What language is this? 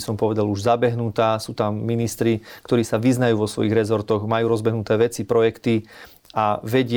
Slovak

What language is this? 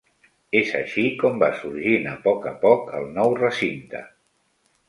Catalan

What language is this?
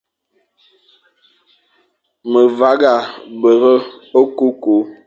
Fang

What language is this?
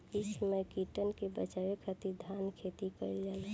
Bhojpuri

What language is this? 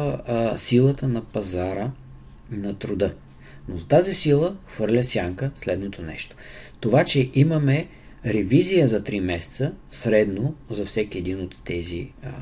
Bulgarian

